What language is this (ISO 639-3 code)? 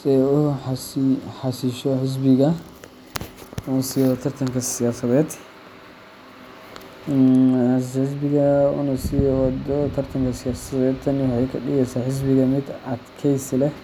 som